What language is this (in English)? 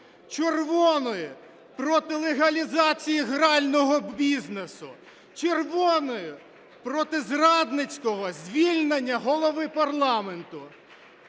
Ukrainian